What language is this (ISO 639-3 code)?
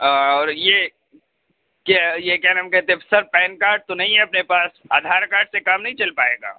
urd